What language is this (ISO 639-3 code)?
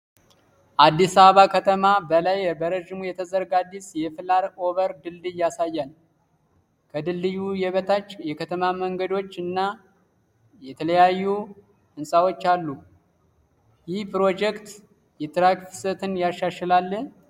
amh